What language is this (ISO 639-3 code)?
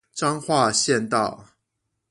zho